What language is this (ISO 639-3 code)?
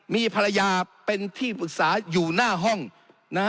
tha